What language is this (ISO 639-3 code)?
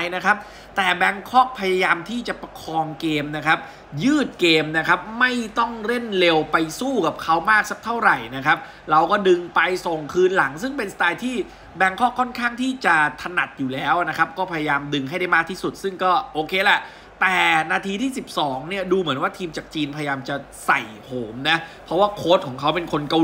tha